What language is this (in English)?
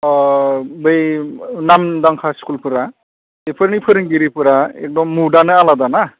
Bodo